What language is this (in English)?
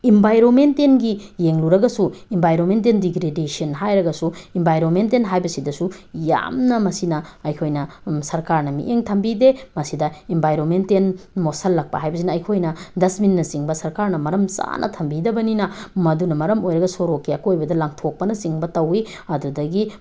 Manipuri